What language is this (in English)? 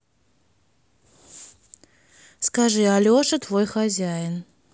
Russian